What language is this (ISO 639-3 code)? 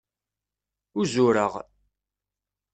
kab